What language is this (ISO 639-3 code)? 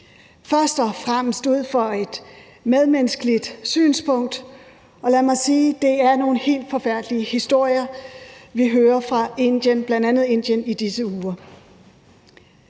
dan